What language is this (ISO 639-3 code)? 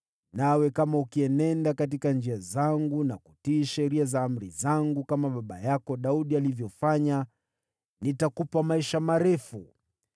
swa